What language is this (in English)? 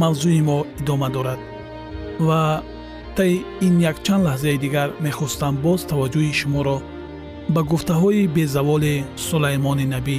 Persian